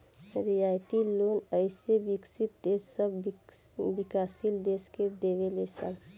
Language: Bhojpuri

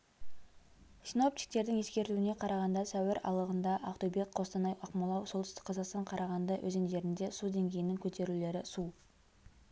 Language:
Kazakh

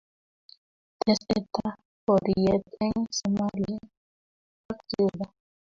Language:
Kalenjin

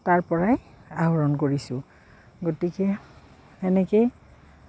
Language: Assamese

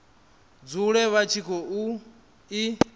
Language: Venda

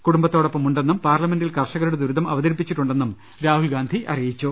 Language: Malayalam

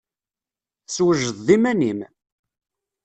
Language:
Kabyle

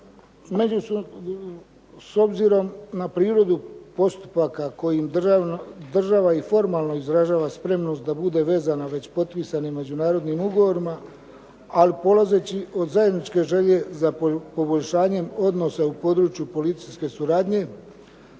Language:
Croatian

